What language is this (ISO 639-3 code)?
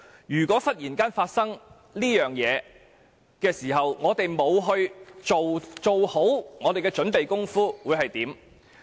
yue